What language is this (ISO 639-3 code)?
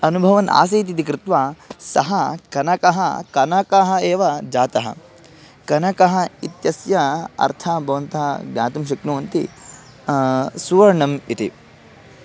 san